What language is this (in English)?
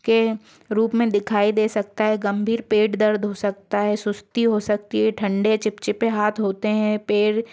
Hindi